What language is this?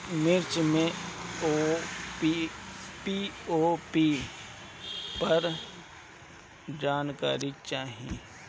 Bhojpuri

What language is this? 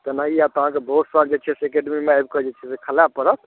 Maithili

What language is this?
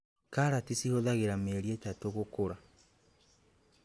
Kikuyu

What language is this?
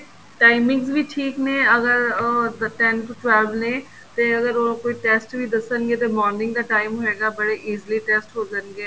Punjabi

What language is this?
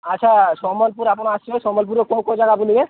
Odia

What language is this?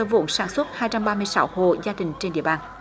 Vietnamese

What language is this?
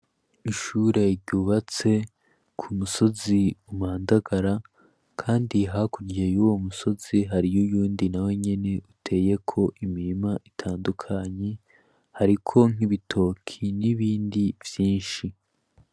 Rundi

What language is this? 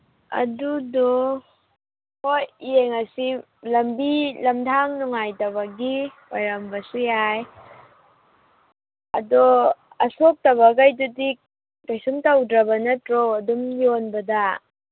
Manipuri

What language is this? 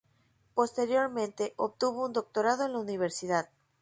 Spanish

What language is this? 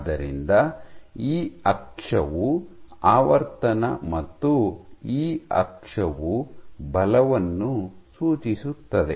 Kannada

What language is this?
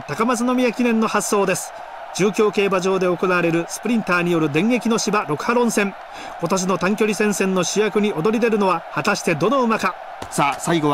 Japanese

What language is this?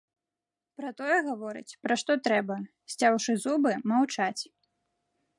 Belarusian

